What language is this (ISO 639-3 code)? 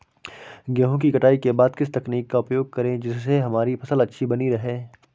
hin